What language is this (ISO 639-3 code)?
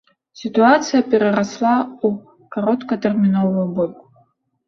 bel